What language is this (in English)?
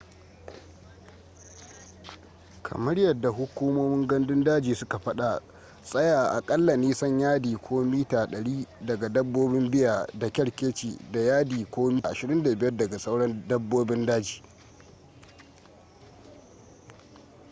Hausa